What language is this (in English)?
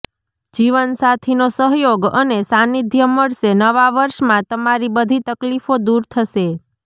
Gujarati